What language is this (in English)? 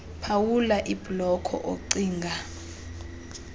Xhosa